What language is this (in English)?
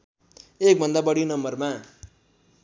Nepali